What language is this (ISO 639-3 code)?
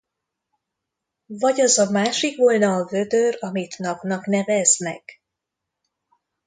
hun